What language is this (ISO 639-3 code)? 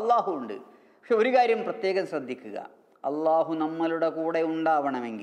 ara